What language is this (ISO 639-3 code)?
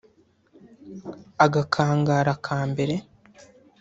kin